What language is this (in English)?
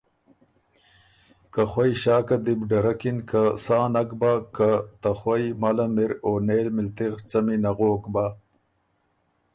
Ormuri